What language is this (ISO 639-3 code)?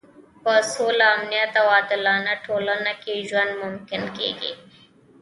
pus